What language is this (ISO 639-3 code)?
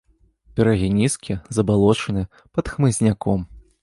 bel